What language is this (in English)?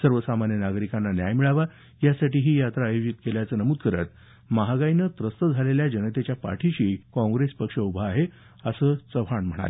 Marathi